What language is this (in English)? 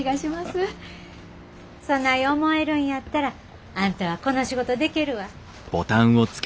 Japanese